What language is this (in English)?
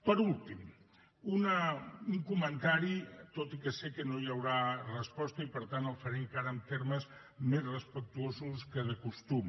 Catalan